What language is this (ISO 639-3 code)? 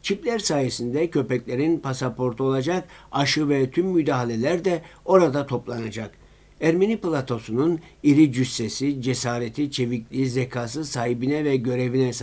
tur